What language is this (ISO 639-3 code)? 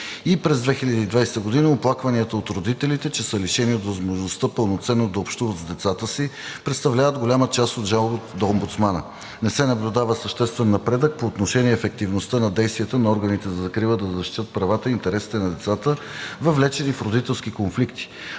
bul